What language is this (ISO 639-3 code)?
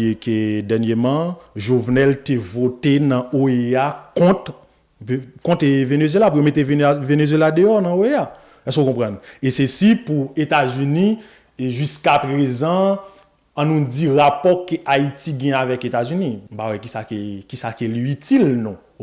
fra